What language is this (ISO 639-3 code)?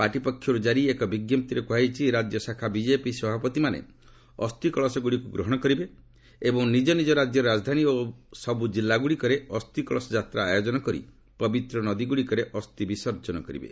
ori